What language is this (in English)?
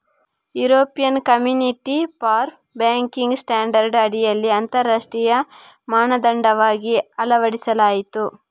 Kannada